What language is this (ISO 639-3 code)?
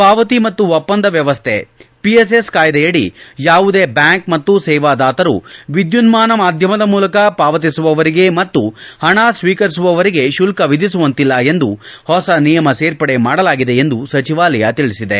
kan